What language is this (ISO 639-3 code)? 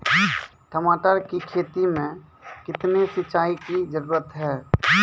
mai